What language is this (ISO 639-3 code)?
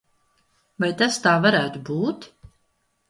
lav